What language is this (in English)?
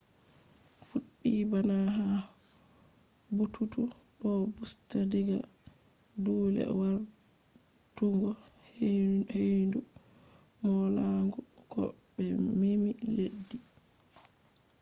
Fula